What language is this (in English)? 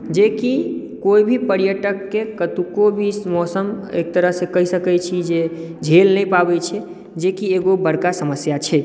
Maithili